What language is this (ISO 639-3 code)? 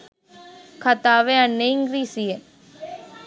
sin